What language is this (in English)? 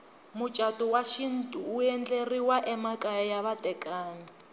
Tsonga